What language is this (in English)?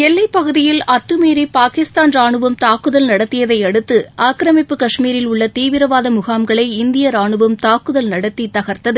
Tamil